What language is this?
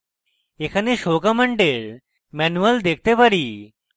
Bangla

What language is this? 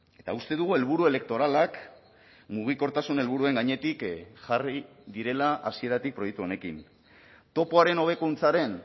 Basque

